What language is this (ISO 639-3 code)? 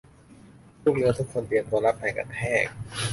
tha